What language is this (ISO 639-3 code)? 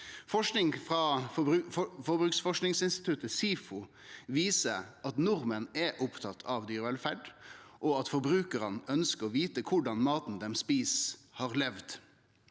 nor